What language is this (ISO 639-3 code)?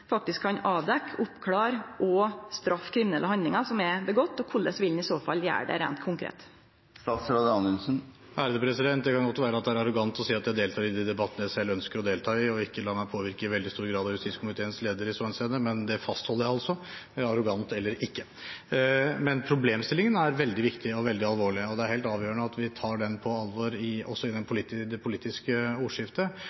nor